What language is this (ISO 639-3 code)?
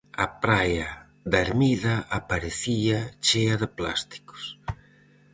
glg